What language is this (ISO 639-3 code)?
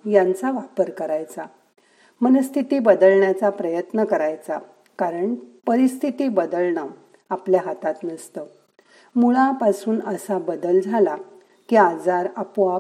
mar